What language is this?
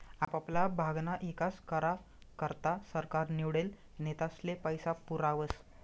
Marathi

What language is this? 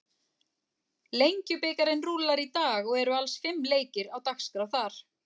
Icelandic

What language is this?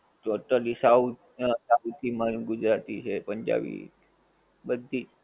Gujarati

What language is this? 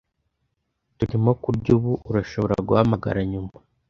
Kinyarwanda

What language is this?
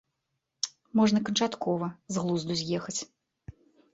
Belarusian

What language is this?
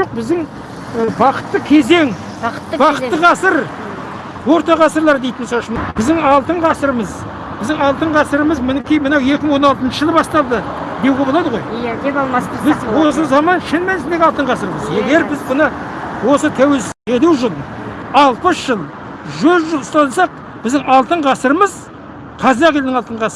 Kazakh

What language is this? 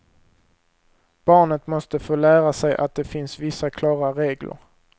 Swedish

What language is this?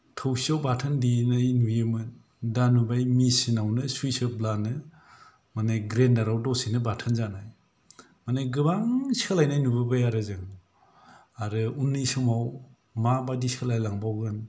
Bodo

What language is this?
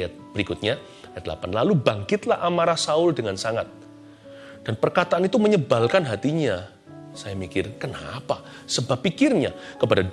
Indonesian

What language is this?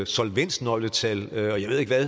Danish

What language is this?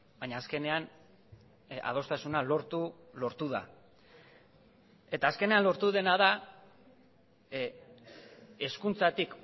Basque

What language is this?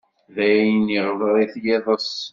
Kabyle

